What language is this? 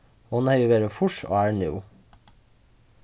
Faroese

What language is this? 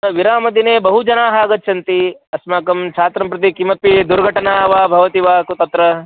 Sanskrit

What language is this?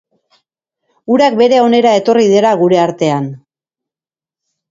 Basque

